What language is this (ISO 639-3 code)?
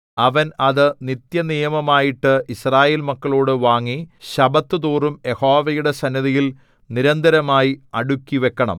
mal